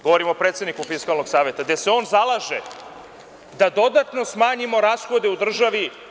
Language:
Serbian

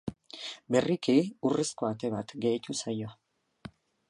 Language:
Basque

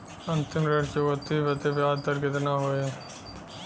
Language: Bhojpuri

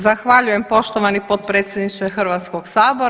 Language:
Croatian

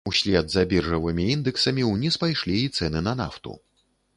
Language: Belarusian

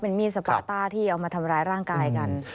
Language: Thai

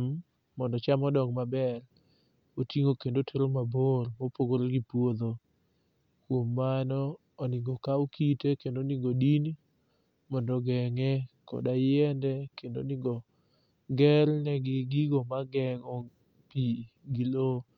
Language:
Luo (Kenya and Tanzania)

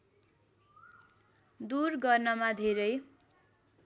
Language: Nepali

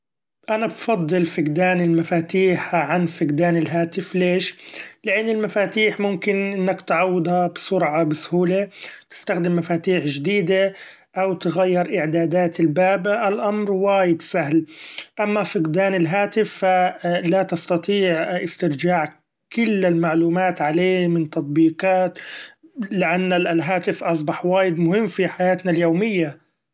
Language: Gulf Arabic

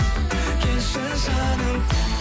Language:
Kazakh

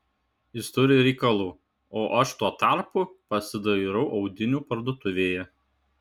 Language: Lithuanian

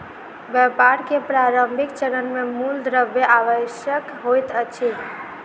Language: Maithili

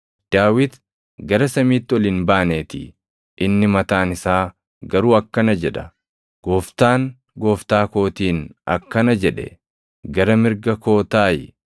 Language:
Oromo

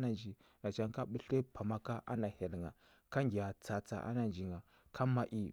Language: Huba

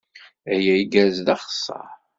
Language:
Kabyle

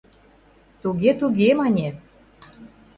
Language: Mari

